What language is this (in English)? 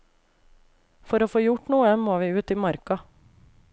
Norwegian